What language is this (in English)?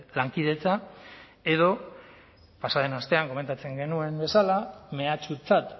Basque